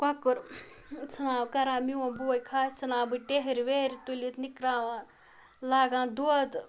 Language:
Kashmiri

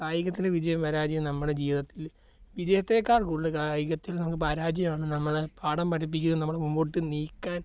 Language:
Malayalam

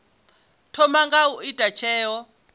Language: Venda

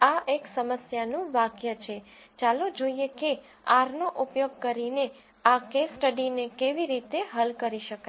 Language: Gujarati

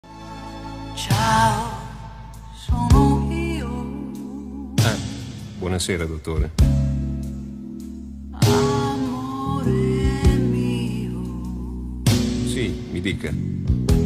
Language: Italian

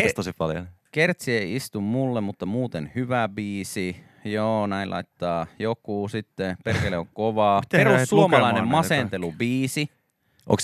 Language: Finnish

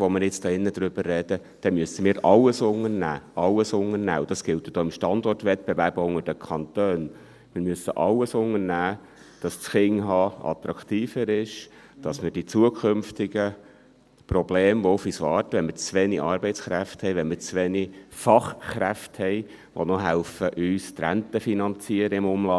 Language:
Swiss German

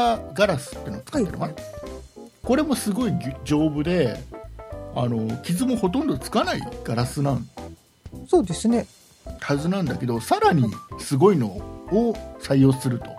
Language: Japanese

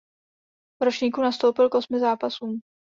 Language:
Czech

